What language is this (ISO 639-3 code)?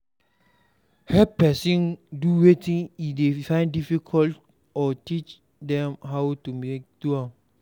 pcm